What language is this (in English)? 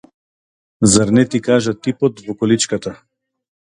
Macedonian